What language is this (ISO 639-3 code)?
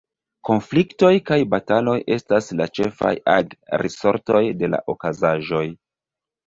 epo